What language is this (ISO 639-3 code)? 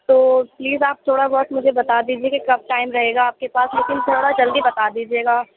urd